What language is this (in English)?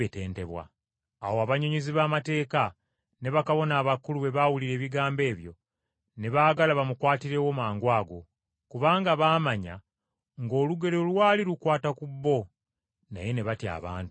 Ganda